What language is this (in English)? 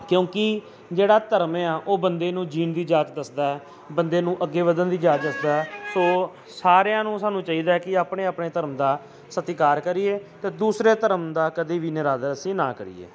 Punjabi